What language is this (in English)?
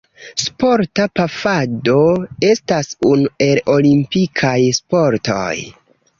Esperanto